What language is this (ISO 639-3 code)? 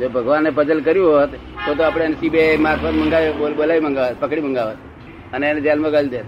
guj